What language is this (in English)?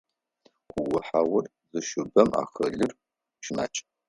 Adyghe